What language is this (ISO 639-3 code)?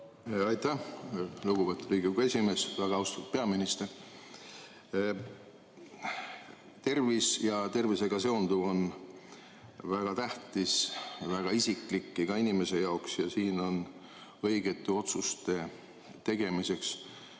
est